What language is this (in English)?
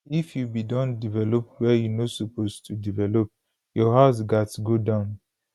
Nigerian Pidgin